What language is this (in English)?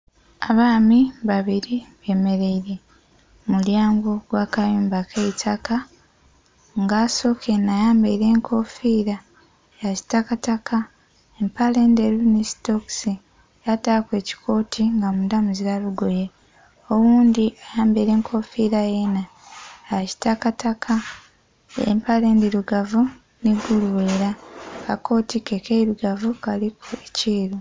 Soga